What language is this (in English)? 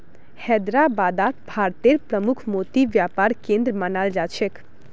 Magahi